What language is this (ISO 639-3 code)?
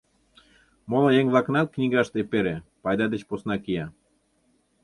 chm